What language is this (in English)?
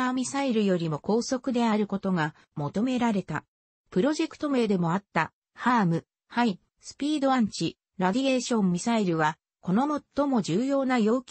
Japanese